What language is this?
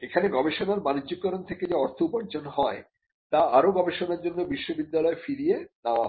Bangla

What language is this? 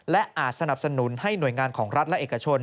Thai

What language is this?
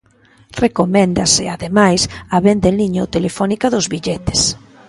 Galician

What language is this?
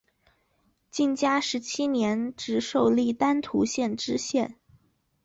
Chinese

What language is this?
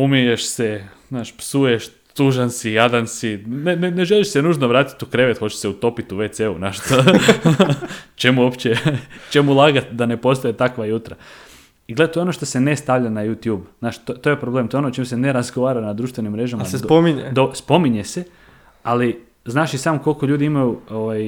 Croatian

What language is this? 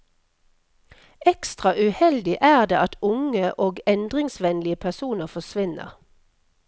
Norwegian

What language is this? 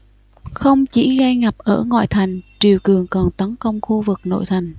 Vietnamese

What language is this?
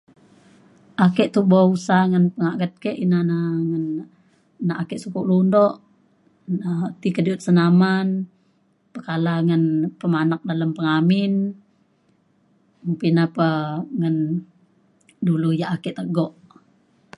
Mainstream Kenyah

